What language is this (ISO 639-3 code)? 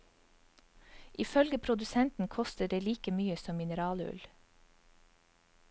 nor